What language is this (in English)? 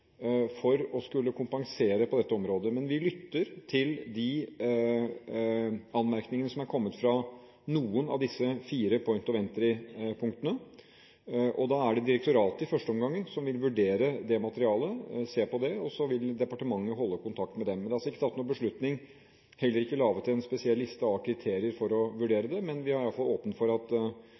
Norwegian Bokmål